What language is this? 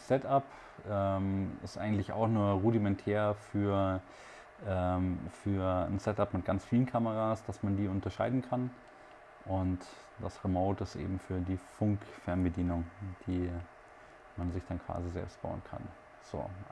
German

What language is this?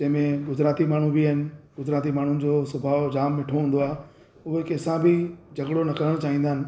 Sindhi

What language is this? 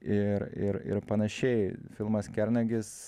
Lithuanian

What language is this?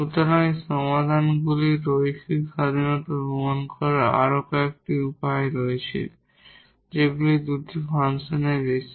Bangla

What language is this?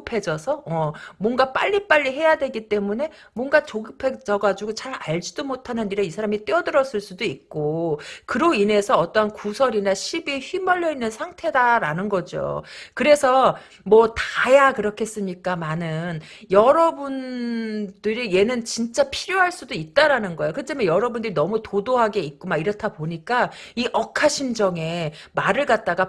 Korean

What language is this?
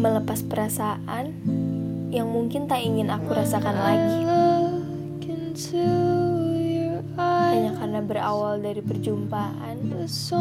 Indonesian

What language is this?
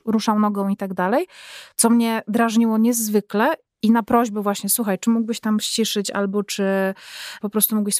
Polish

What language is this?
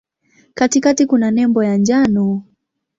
Swahili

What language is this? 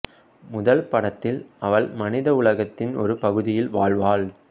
Tamil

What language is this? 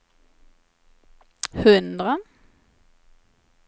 Swedish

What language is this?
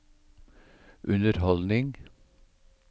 Norwegian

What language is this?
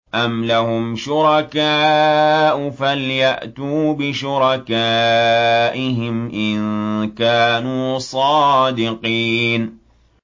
Arabic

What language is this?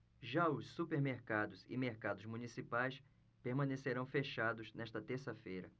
Portuguese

